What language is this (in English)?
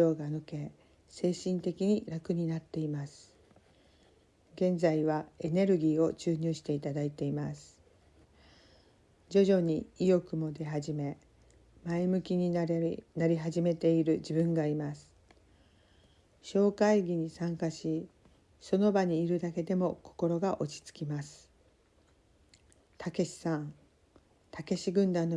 Japanese